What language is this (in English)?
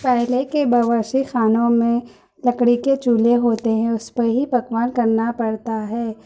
Urdu